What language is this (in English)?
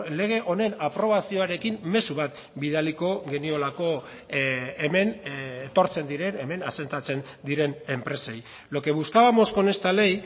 Basque